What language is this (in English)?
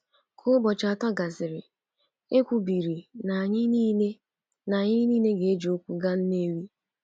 Igbo